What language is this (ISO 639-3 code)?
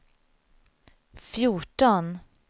swe